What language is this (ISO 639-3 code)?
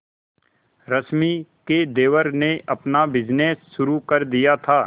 hin